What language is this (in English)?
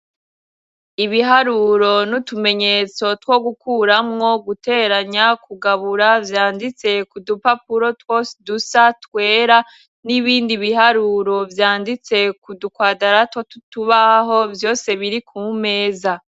Rundi